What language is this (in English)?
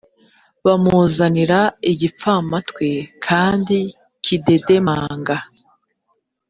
Kinyarwanda